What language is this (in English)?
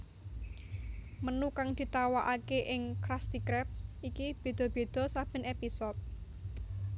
Javanese